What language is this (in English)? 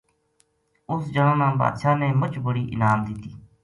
Gujari